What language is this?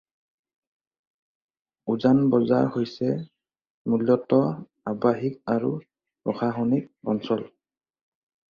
Assamese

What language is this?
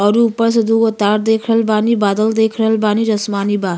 Bhojpuri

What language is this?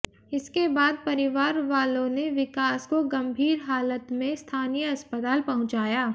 Hindi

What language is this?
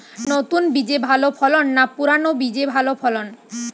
Bangla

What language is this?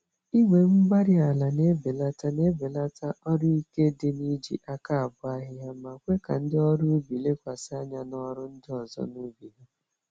Igbo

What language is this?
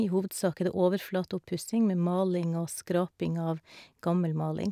Norwegian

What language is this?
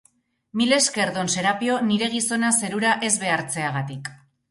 Basque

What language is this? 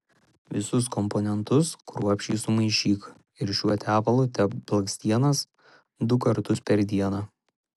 Lithuanian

